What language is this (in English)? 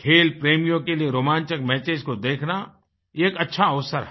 Hindi